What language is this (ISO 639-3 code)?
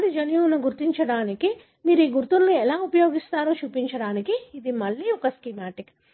tel